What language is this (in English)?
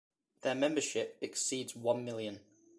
English